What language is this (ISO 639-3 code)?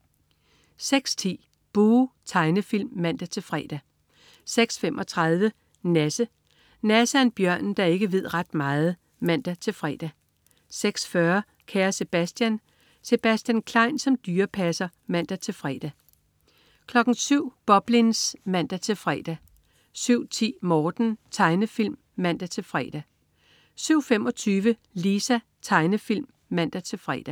dan